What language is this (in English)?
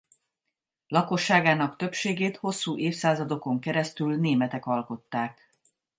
Hungarian